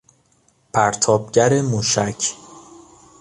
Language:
Persian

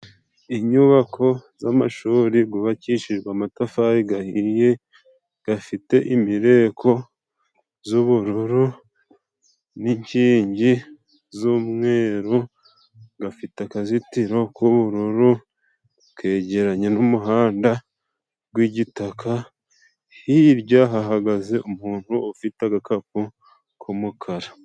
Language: Kinyarwanda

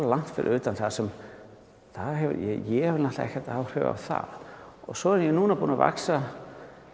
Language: Icelandic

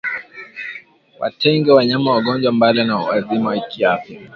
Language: Swahili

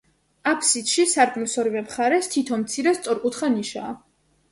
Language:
Georgian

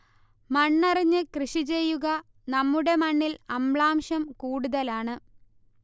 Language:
Malayalam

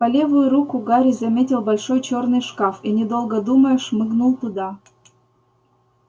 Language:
Russian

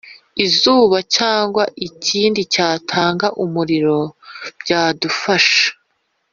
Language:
Kinyarwanda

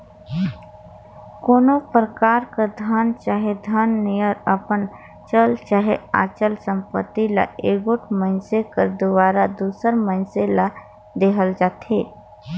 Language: Chhattisgarhi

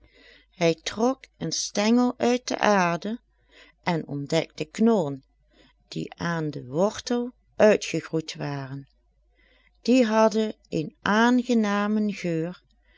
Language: Dutch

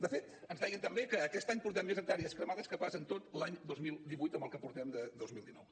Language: Catalan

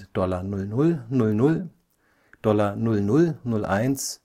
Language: German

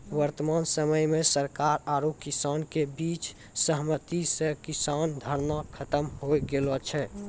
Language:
Maithili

